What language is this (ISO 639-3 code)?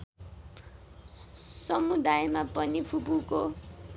nep